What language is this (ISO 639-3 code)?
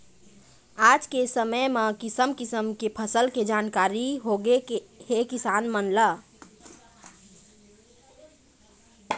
hne